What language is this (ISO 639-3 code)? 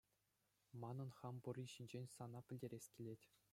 chv